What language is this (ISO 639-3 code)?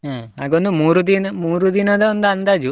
kan